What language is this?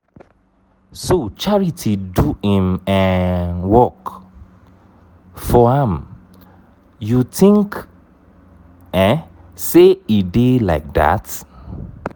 Nigerian Pidgin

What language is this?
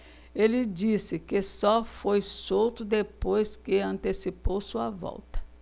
Portuguese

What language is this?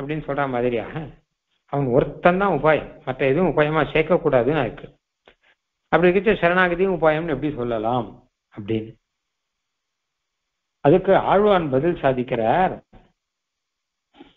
Hindi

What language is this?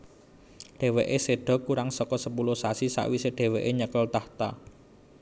Javanese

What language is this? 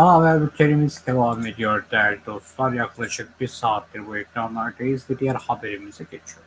Turkish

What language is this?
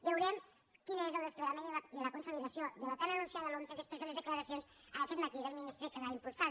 Catalan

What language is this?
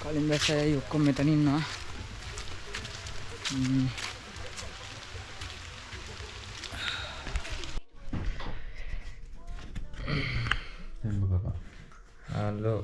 Sinhala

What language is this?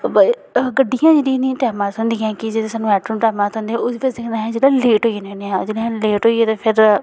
Dogri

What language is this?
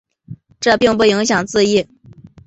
Chinese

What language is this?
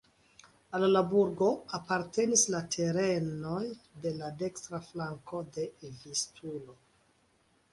Esperanto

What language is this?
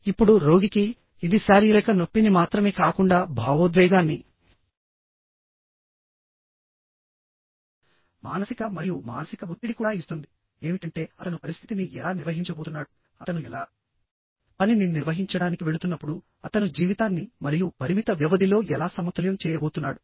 Telugu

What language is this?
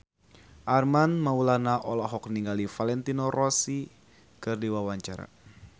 Sundanese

